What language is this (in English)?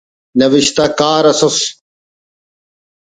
Brahui